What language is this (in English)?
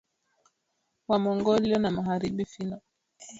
Swahili